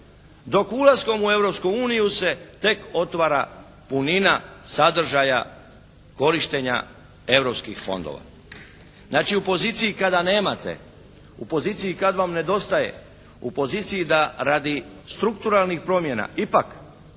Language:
Croatian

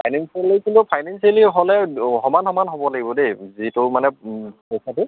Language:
Assamese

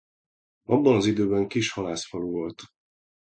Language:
Hungarian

